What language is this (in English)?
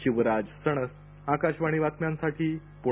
Marathi